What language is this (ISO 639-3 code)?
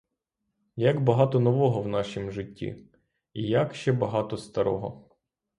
ukr